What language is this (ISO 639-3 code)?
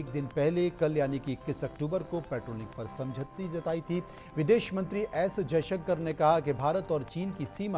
hin